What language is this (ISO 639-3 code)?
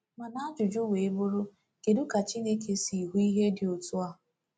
ibo